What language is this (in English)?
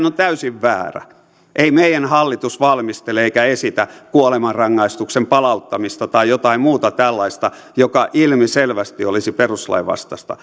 Finnish